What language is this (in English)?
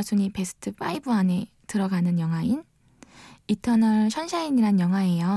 Korean